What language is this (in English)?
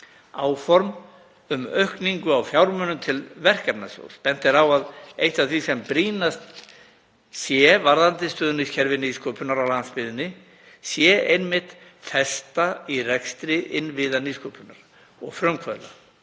Icelandic